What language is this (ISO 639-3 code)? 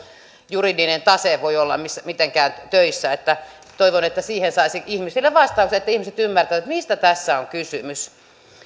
fin